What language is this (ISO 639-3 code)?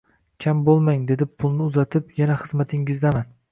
uzb